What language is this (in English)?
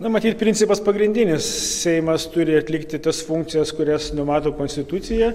Lithuanian